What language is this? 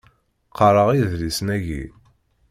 Kabyle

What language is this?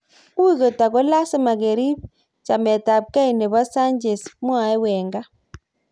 Kalenjin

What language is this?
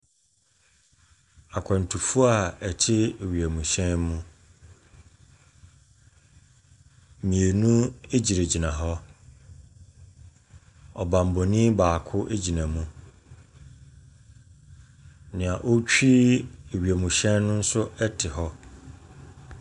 Akan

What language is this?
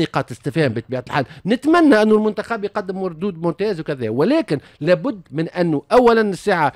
Arabic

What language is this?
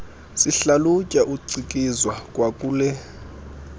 Xhosa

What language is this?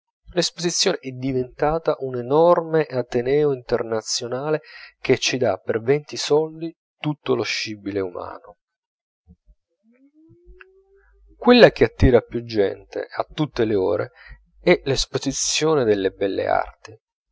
Italian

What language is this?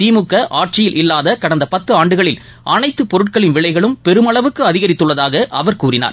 Tamil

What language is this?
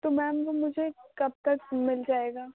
Urdu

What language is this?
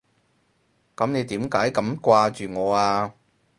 Cantonese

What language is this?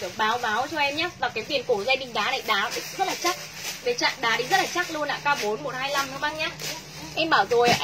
Vietnamese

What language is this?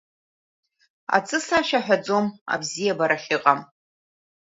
Abkhazian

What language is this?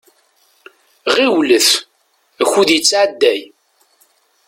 Kabyle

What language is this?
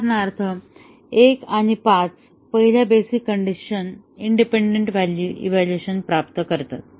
Marathi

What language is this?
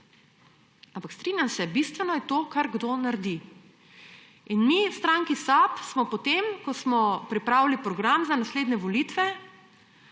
Slovenian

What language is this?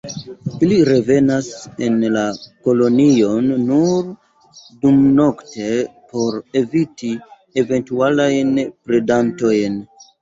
Esperanto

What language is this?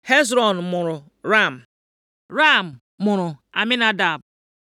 Igbo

